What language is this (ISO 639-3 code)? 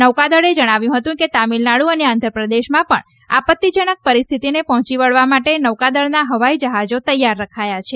guj